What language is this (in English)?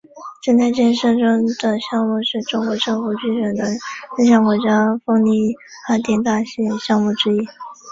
Chinese